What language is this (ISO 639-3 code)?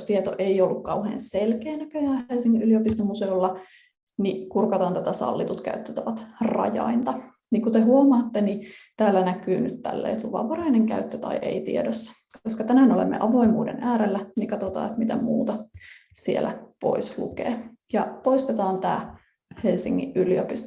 fin